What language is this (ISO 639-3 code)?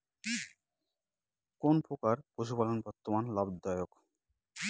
ben